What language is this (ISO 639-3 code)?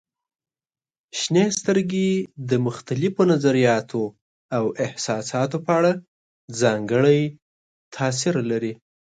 pus